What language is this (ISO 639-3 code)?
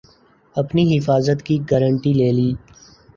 urd